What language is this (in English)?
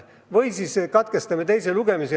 Estonian